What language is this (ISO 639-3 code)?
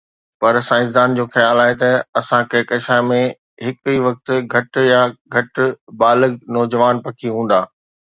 snd